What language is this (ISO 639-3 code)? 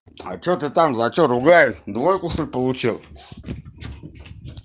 rus